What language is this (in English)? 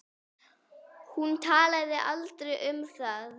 Icelandic